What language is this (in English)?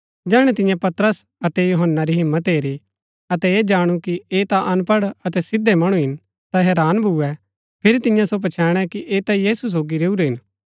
Gaddi